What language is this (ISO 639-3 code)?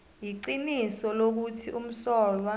nbl